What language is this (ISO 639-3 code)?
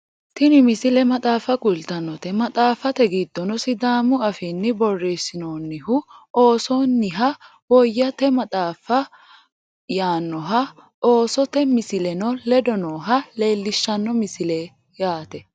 sid